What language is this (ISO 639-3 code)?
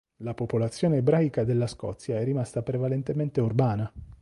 ita